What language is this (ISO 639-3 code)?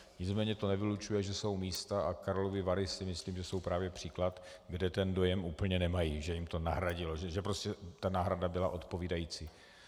ces